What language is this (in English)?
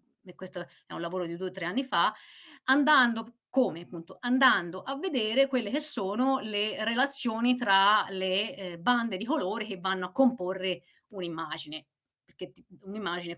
Italian